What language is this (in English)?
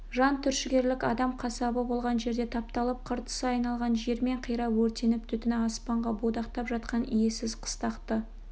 Kazakh